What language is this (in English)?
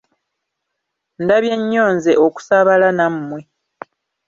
Ganda